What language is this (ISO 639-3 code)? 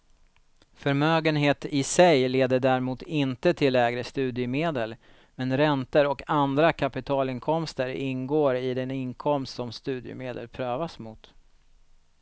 swe